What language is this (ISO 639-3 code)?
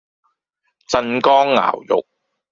yue